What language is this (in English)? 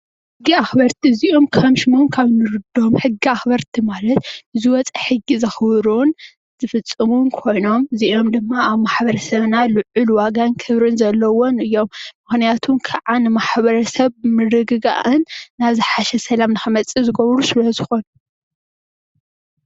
Tigrinya